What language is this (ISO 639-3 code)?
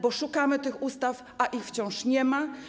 pol